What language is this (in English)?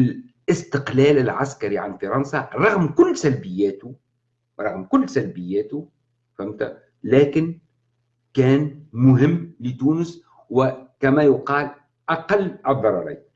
Arabic